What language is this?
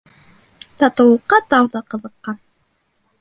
Bashkir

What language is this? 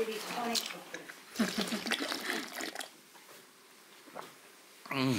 Korean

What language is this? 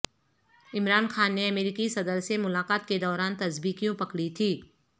Urdu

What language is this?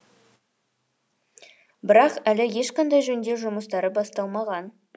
Kazakh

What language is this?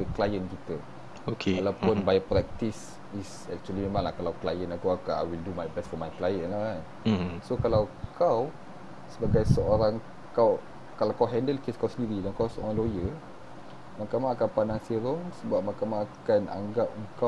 Malay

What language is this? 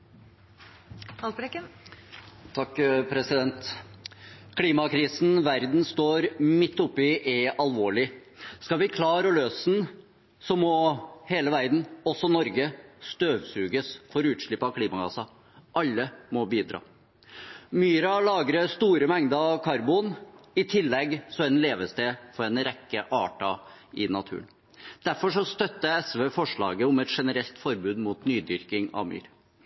Norwegian Bokmål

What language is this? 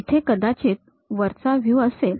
Marathi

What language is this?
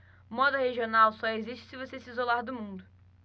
Portuguese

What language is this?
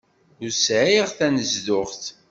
Kabyle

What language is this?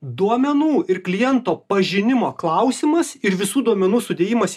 Lithuanian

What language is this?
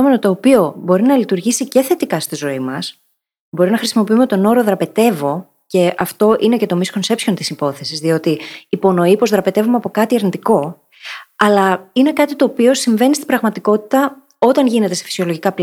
Greek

